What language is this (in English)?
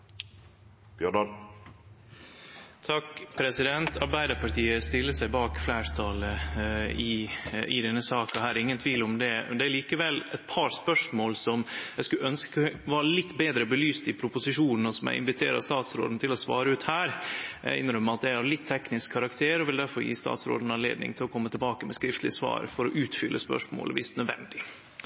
Norwegian Nynorsk